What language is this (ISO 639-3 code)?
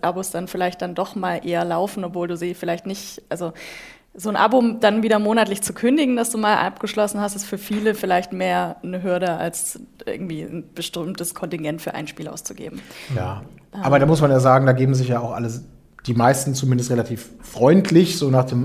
deu